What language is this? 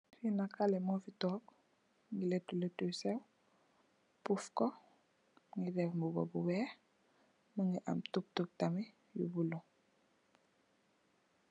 Wolof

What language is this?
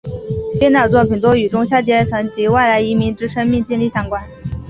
Chinese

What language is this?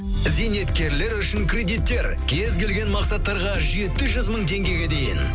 Kazakh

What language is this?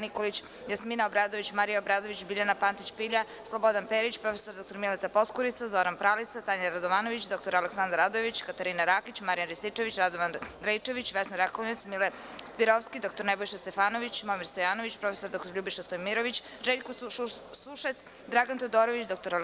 Serbian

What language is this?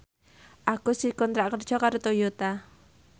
Javanese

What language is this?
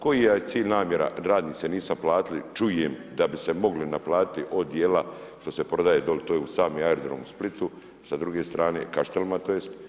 Croatian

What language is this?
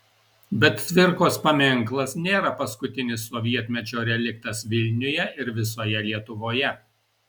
Lithuanian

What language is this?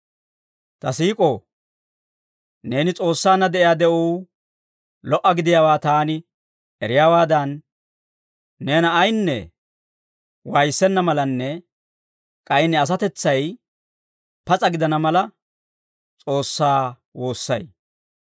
Dawro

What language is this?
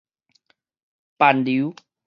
Min Nan Chinese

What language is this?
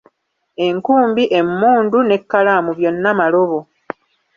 Ganda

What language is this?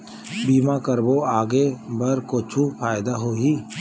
Chhattisgarhi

